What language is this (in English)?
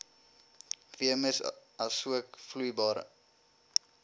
Afrikaans